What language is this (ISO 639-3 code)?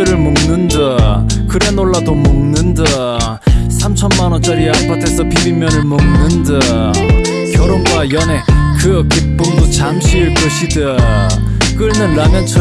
kor